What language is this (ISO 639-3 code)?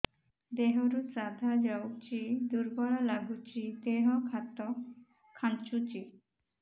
ori